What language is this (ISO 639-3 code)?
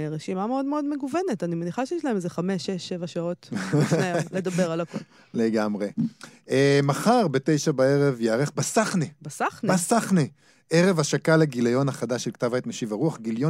heb